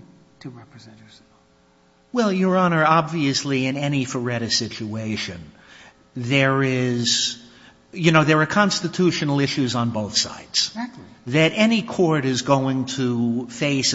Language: English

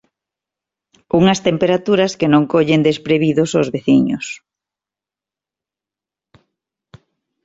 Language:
Galician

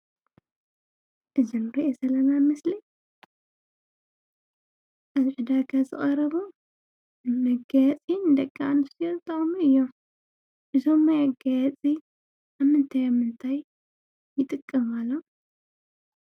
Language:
Tigrinya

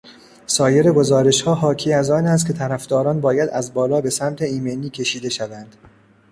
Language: Persian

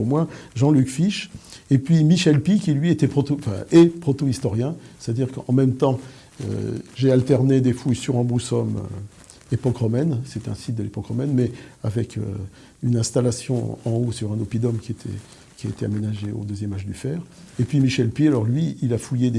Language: French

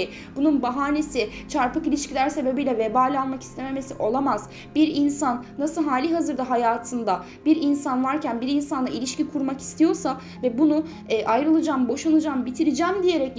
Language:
Turkish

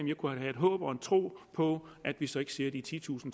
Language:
Danish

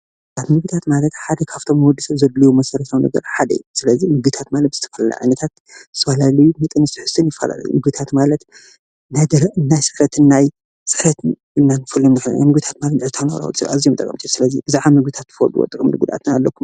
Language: Tigrinya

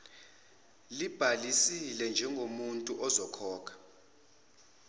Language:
Zulu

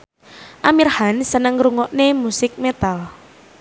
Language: Javanese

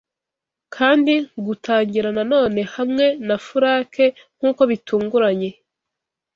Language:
Kinyarwanda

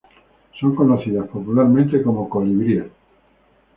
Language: Spanish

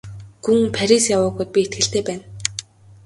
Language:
Mongolian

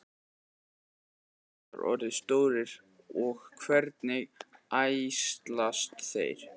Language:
Icelandic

